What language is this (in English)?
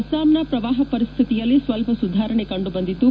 Kannada